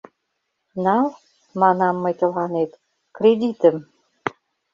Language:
Mari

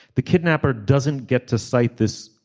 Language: English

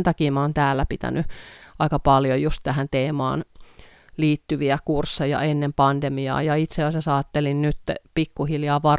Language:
Finnish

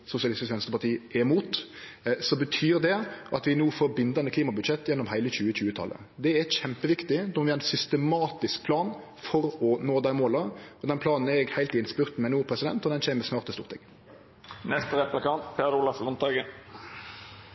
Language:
Norwegian Nynorsk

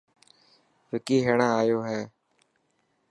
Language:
Dhatki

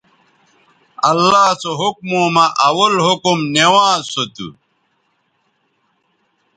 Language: Bateri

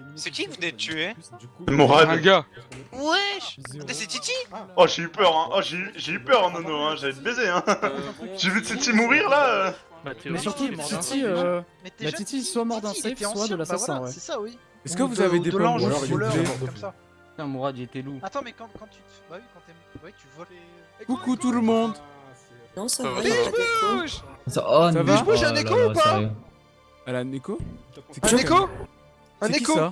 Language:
French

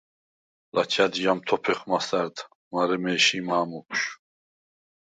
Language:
Svan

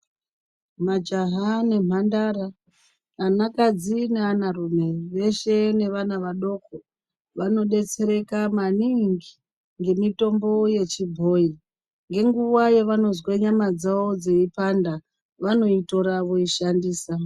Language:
Ndau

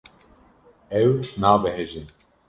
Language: Kurdish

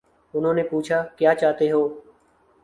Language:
Urdu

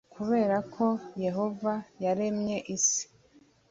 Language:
Kinyarwanda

